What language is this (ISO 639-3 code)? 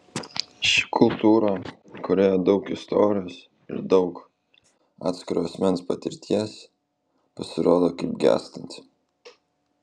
lit